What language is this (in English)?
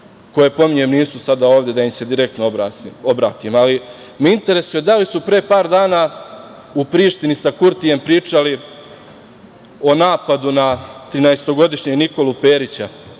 Serbian